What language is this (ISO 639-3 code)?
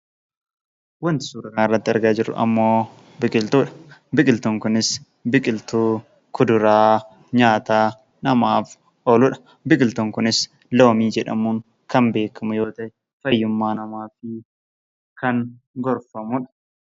orm